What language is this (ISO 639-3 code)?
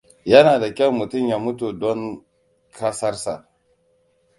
hau